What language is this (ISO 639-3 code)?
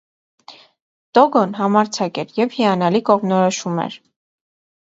hye